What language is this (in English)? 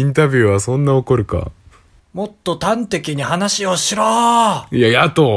Japanese